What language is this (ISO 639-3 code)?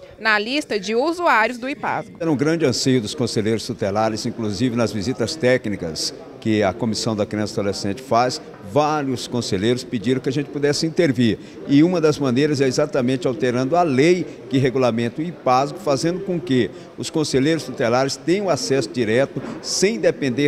por